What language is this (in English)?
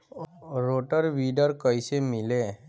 Bhojpuri